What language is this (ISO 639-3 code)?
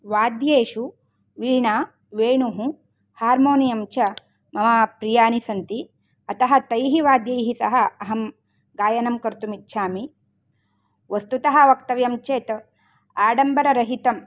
san